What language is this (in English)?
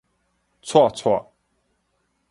Min Nan Chinese